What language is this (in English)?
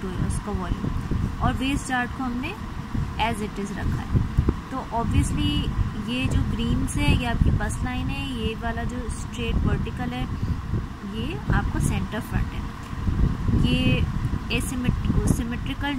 Hindi